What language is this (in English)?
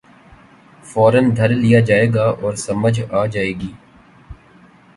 Urdu